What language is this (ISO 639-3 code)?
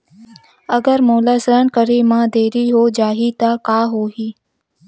hne